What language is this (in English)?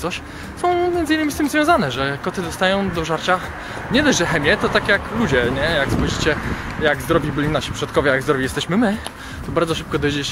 Polish